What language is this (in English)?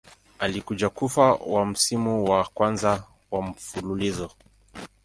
Swahili